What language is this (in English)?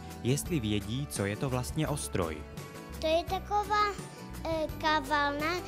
Czech